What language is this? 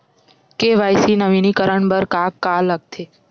Chhattisgarhi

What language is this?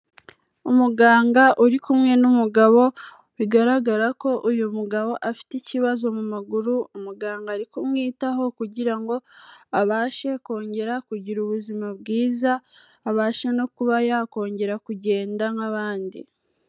Kinyarwanda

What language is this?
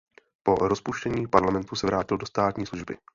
Czech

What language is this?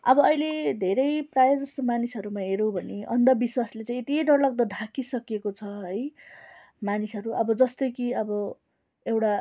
Nepali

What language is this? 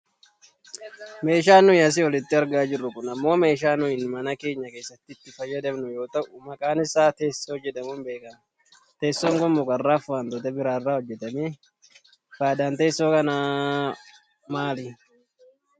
Oromo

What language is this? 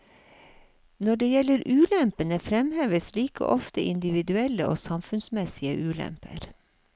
Norwegian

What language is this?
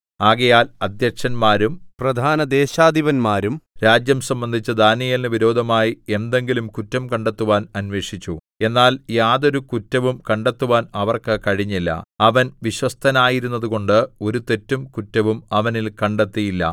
Malayalam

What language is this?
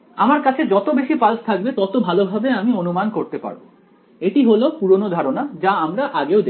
Bangla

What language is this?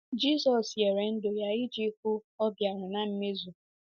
Igbo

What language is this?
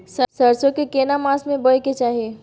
Maithili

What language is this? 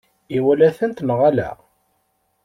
Kabyle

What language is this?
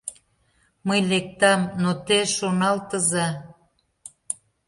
Mari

